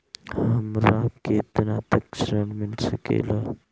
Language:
Bhojpuri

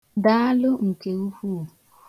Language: Igbo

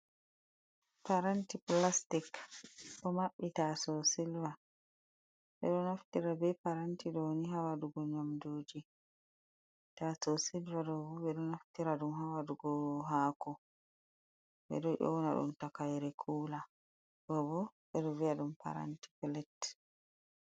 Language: Fula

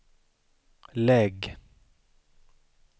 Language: Swedish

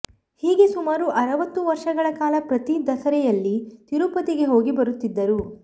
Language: Kannada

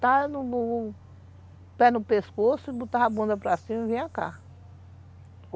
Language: Portuguese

